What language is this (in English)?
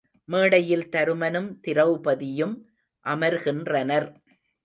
Tamil